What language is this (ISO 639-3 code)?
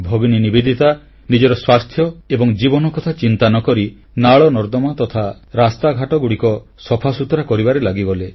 ori